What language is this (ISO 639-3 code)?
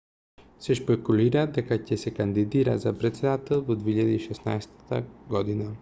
mkd